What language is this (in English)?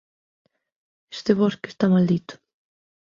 Galician